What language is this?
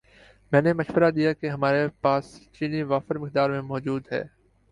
Urdu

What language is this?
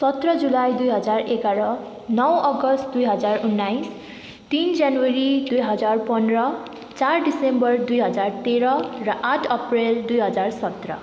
Nepali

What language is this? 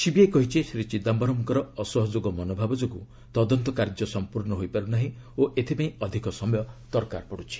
Odia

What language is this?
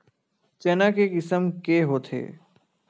Chhattisgarhi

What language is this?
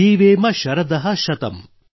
Kannada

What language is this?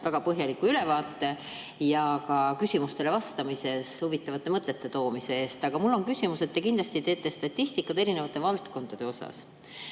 Estonian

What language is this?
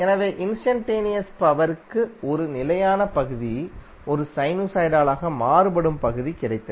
Tamil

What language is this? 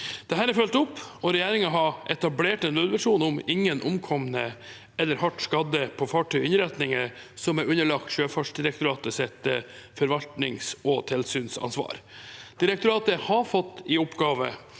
Norwegian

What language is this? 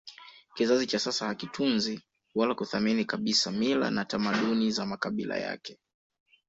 Swahili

